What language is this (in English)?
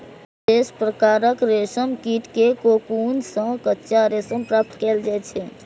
Maithili